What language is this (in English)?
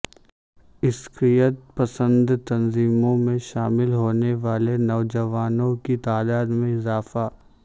Urdu